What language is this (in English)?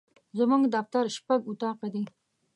Pashto